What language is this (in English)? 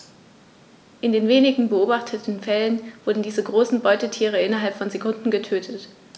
German